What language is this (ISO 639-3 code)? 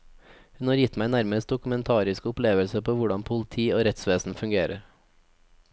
nor